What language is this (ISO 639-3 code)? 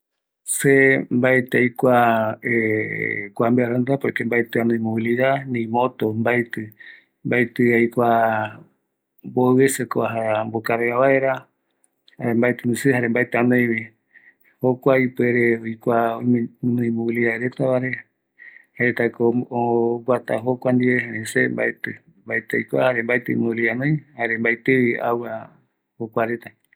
gui